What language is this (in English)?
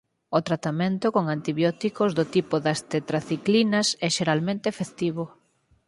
Galician